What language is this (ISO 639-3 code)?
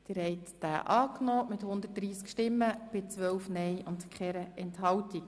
gsw